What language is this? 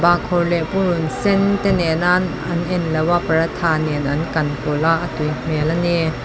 Mizo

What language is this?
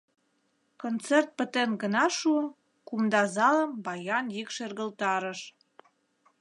Mari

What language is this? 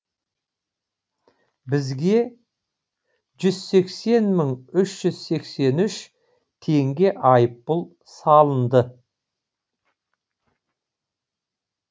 Kazakh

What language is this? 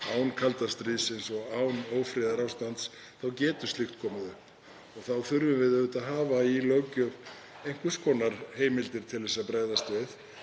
Icelandic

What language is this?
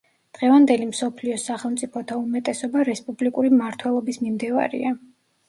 Georgian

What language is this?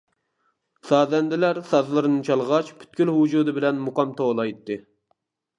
Uyghur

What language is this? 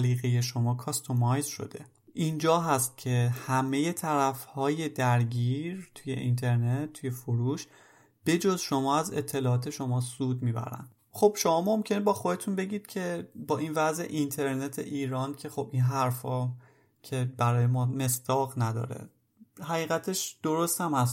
Persian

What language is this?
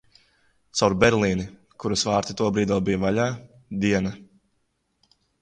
Latvian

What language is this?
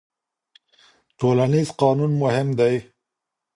Pashto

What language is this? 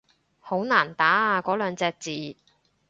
Cantonese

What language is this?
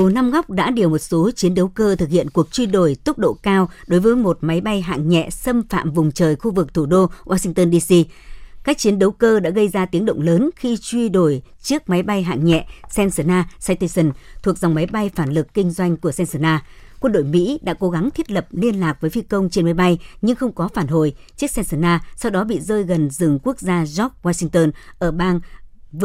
Vietnamese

